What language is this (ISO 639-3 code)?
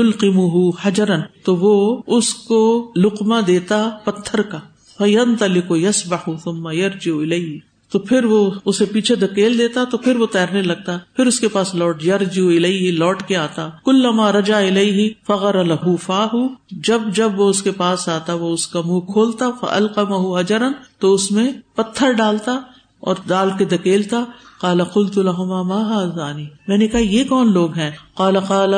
urd